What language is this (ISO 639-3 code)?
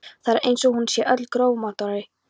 isl